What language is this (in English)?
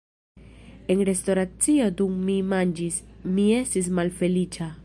Esperanto